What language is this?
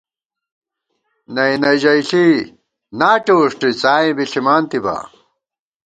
Gawar-Bati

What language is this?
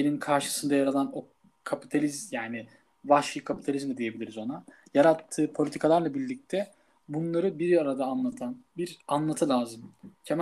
Turkish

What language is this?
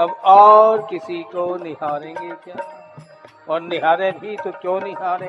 Hindi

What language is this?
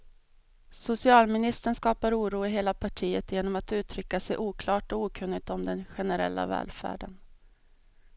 Swedish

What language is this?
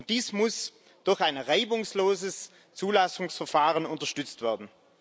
German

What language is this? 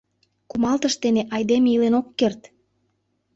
Mari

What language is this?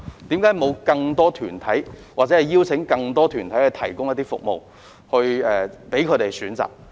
Cantonese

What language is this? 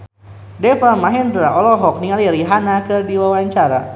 Sundanese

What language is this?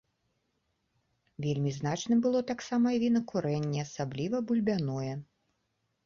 Belarusian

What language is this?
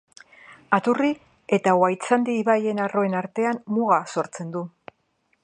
Basque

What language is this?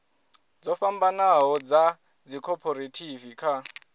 Venda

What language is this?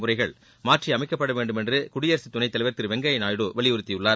Tamil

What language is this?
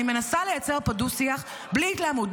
Hebrew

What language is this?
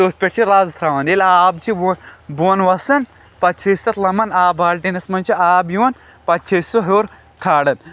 Kashmiri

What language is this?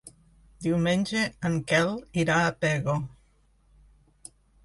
Catalan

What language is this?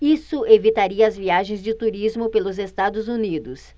Portuguese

